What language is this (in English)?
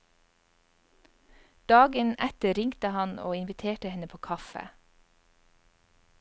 Norwegian